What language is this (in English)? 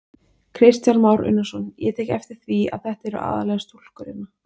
Icelandic